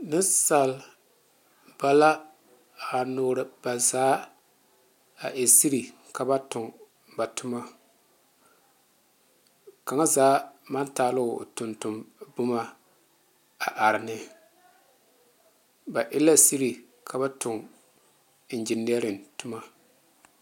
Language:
Southern Dagaare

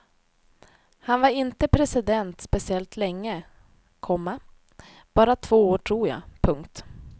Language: Swedish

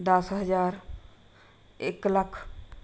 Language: Punjabi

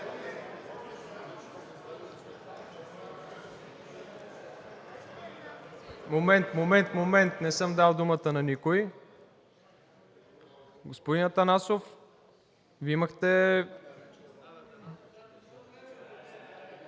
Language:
Bulgarian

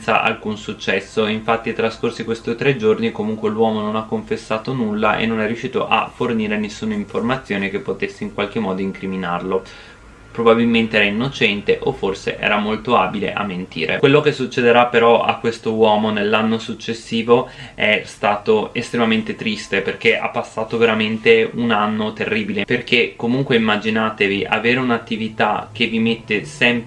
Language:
Italian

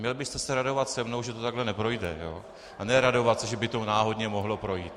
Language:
Czech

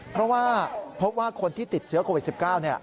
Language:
Thai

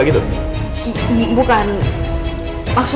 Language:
Indonesian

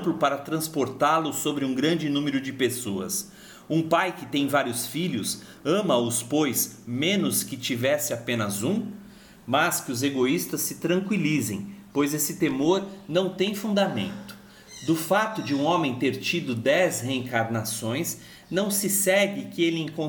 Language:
Portuguese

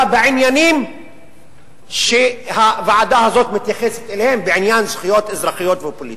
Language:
Hebrew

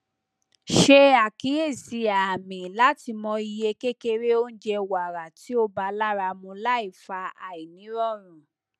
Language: Yoruba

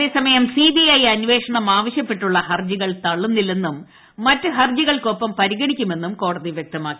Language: Malayalam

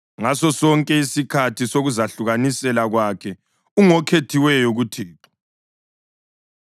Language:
North Ndebele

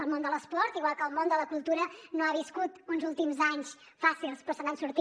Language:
Catalan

